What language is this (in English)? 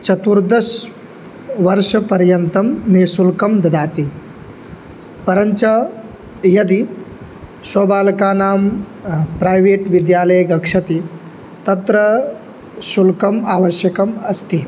Sanskrit